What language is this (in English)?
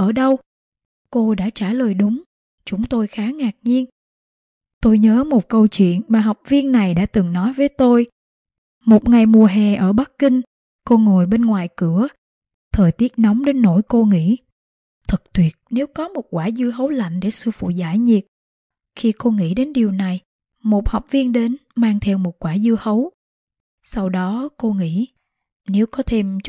Vietnamese